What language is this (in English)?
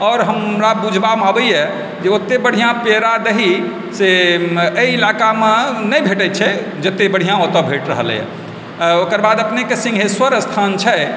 Maithili